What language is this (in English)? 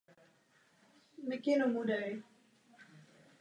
Czech